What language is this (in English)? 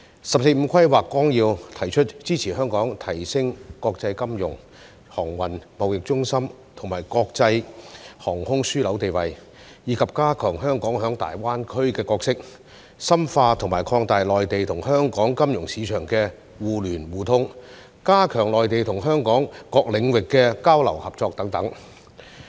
Cantonese